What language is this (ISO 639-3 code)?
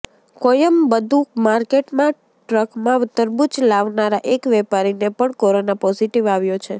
guj